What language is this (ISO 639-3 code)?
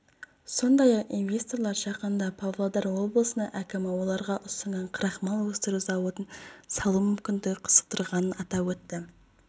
kaz